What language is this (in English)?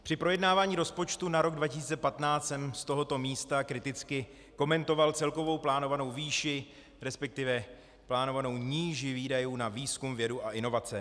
Czech